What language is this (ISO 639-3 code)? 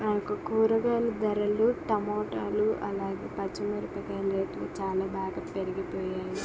tel